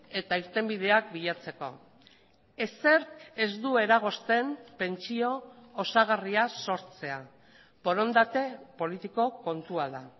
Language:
Basque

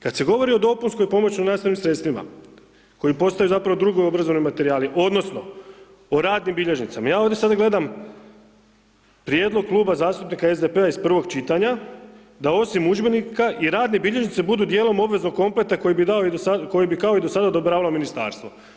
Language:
Croatian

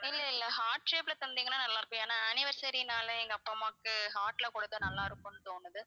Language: Tamil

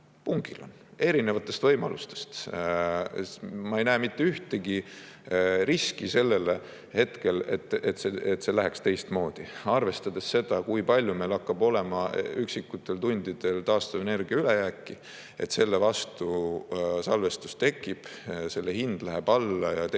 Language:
Estonian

